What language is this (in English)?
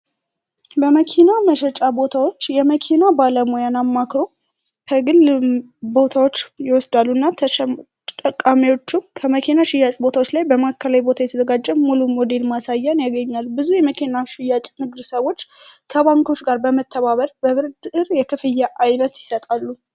Amharic